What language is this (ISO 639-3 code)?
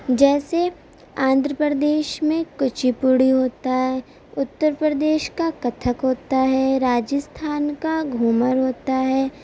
urd